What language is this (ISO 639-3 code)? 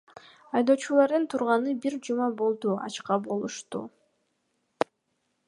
kir